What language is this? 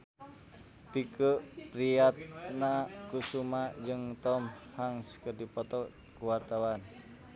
Sundanese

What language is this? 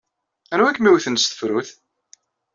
Kabyle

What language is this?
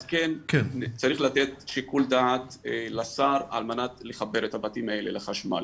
Hebrew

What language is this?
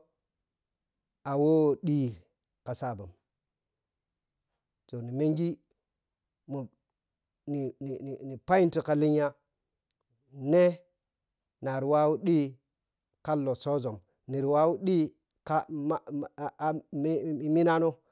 Piya-Kwonci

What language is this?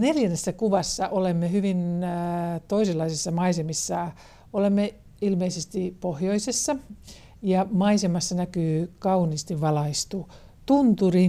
Finnish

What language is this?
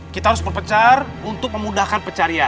Indonesian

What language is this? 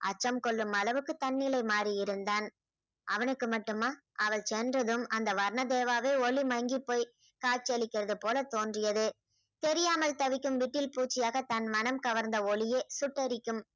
Tamil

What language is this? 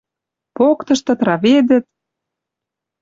Western Mari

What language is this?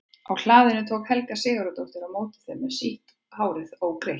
Icelandic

